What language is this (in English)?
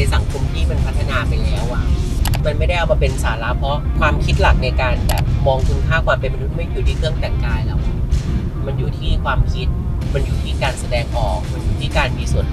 Thai